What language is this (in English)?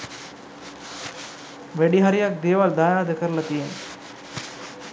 Sinhala